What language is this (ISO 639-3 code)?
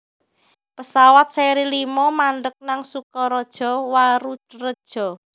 jav